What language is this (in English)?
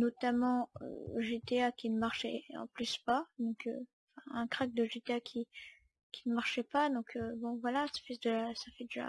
French